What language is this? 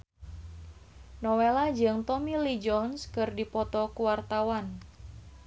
Sundanese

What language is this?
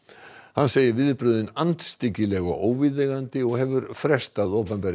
Icelandic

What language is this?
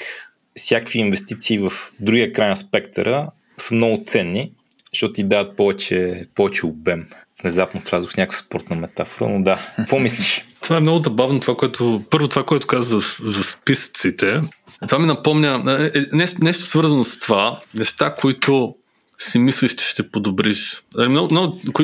Bulgarian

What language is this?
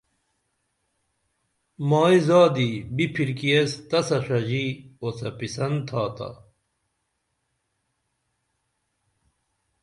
Dameli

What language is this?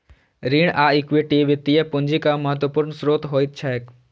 Maithili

